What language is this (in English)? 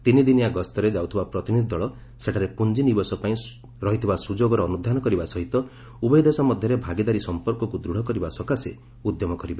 Odia